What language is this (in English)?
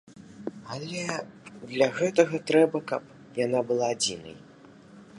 Belarusian